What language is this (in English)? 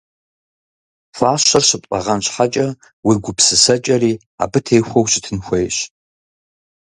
Kabardian